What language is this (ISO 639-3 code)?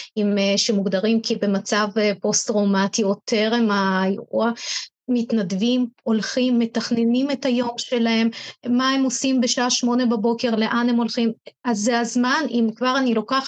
heb